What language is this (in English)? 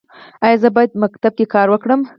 Pashto